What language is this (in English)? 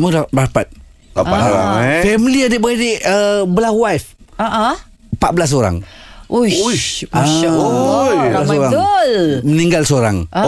Malay